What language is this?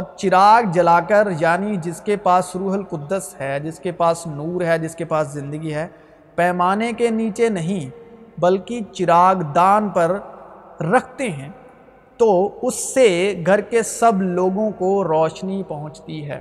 Urdu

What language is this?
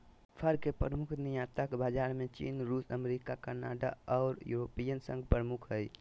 Magahi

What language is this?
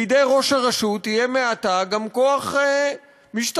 Hebrew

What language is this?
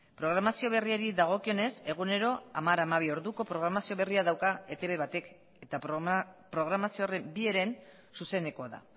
Basque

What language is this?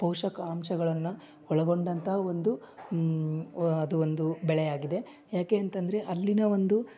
Kannada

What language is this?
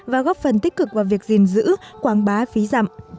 Vietnamese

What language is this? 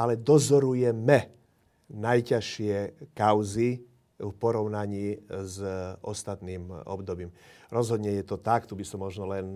Slovak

